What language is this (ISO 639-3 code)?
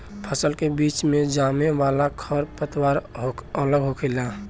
bho